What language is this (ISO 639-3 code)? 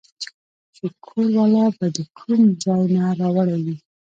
pus